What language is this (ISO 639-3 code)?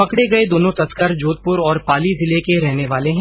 hin